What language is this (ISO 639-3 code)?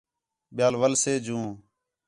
xhe